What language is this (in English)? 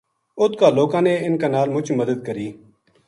Gujari